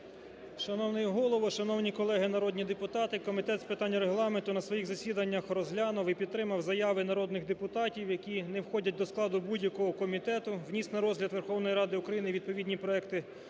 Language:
Ukrainian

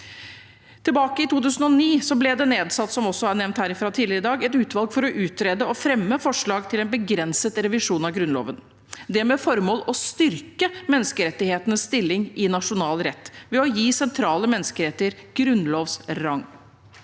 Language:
Norwegian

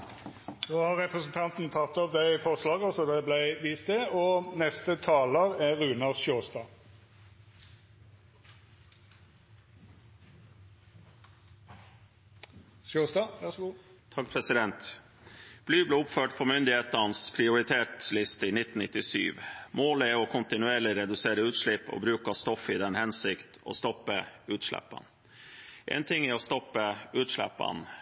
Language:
Norwegian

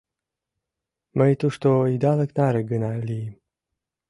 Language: Mari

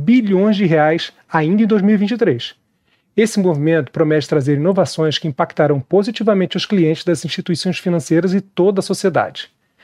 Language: Portuguese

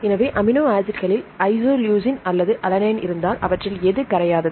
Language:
Tamil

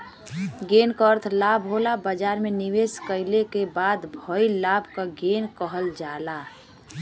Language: Bhojpuri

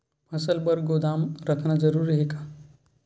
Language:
Chhattisgarhi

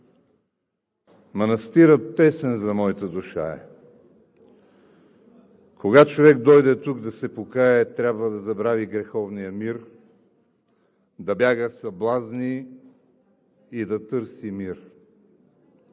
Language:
Bulgarian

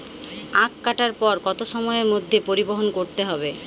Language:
Bangla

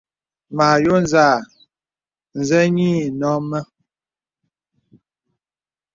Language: Bebele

